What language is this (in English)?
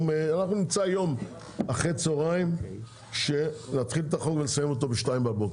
Hebrew